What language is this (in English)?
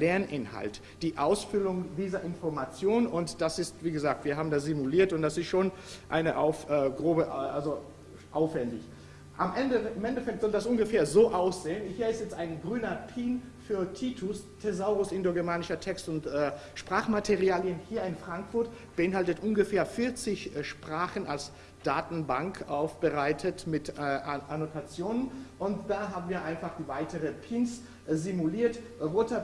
German